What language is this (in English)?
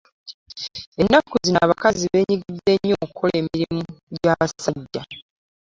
Ganda